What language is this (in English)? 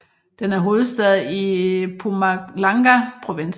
Danish